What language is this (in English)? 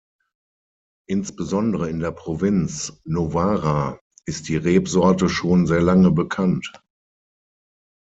German